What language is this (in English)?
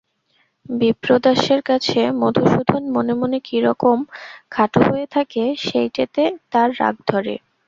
Bangla